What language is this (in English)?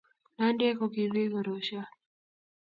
Kalenjin